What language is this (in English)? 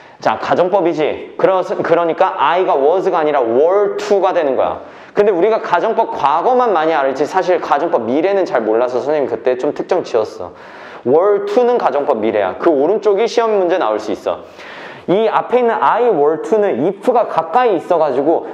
Korean